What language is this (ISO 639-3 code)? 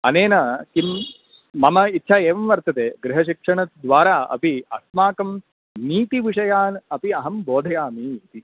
san